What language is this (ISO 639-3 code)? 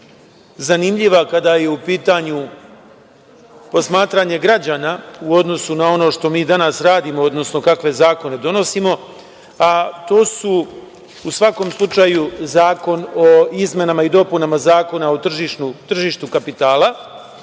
srp